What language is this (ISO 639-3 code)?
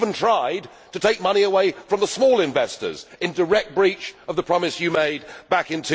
eng